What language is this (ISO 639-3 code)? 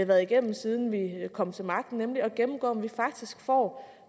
dan